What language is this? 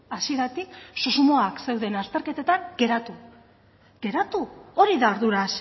Basque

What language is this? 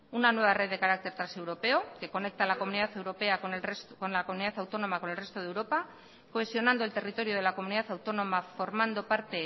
Spanish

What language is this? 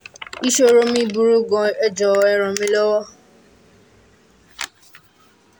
Yoruba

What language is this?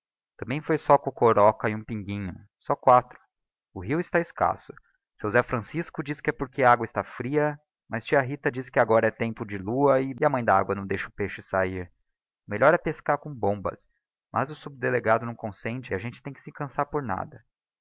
Portuguese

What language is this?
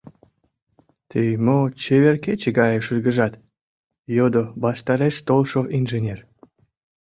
Mari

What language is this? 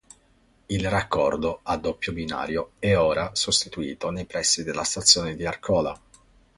Italian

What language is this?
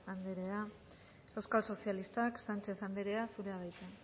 Basque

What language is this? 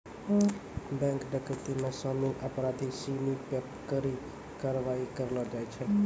Maithili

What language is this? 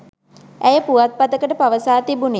Sinhala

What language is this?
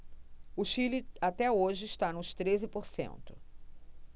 Portuguese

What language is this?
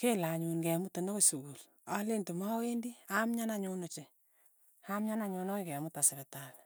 Tugen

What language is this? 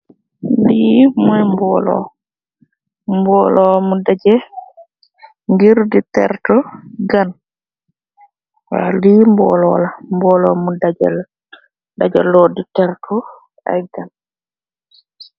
Wolof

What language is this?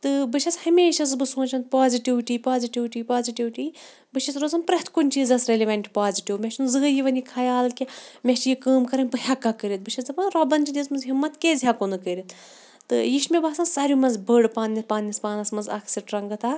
Kashmiri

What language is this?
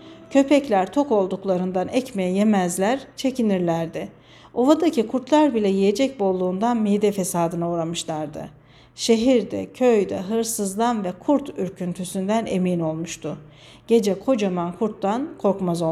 Turkish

